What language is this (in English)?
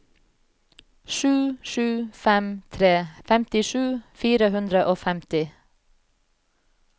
Norwegian